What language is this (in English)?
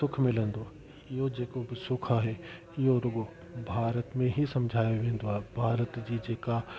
Sindhi